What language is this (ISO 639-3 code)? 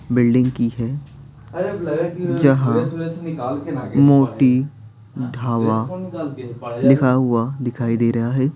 hin